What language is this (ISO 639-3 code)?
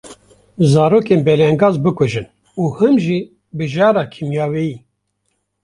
kur